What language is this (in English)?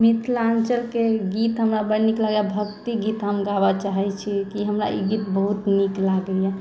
Maithili